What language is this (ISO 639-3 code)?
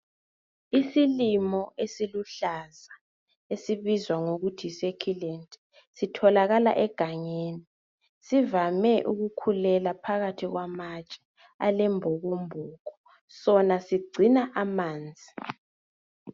nde